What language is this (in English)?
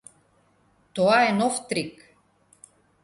Macedonian